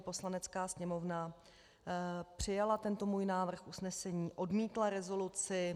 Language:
Czech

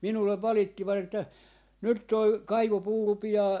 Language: Finnish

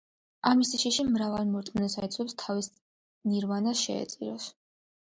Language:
Georgian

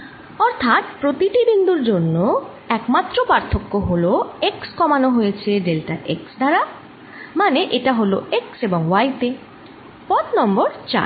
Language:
Bangla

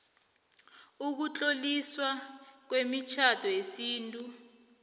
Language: South Ndebele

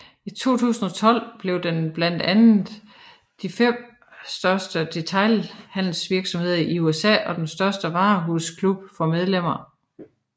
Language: Danish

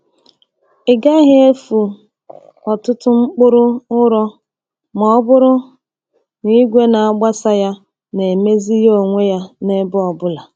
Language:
Igbo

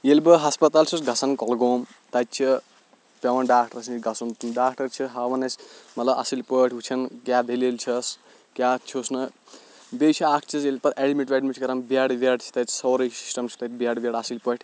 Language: Kashmiri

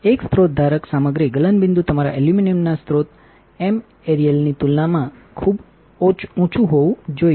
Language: Gujarati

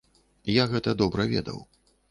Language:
Belarusian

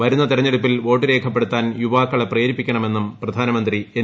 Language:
Malayalam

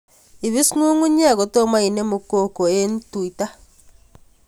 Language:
Kalenjin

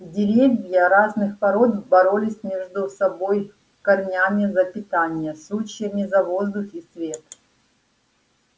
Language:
Russian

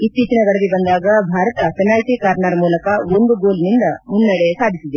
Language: Kannada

